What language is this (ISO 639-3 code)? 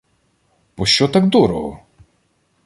ukr